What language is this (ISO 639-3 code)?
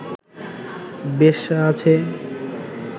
ben